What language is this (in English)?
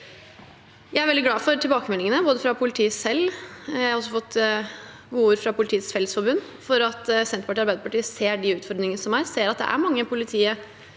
Norwegian